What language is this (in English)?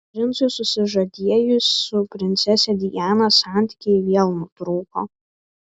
Lithuanian